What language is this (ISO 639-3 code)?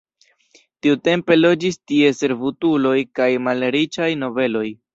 epo